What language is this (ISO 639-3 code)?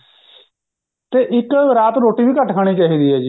pan